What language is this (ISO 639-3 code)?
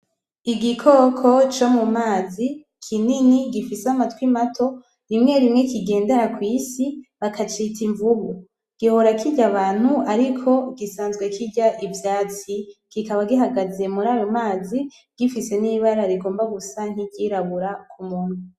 run